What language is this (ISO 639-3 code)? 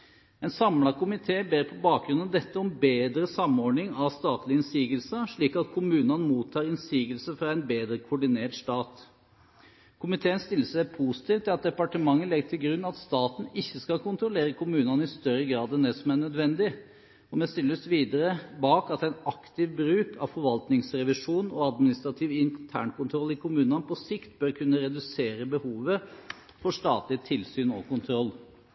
nob